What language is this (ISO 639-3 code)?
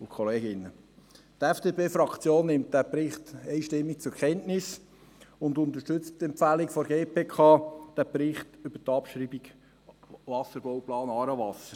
gsw